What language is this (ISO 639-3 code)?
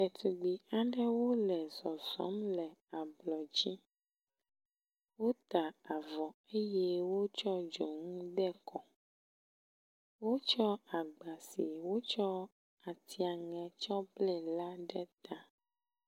ewe